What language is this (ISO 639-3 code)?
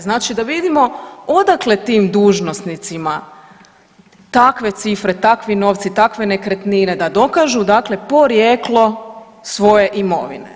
hrv